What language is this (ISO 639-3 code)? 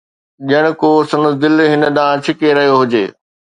snd